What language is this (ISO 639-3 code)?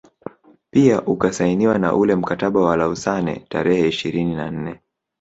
swa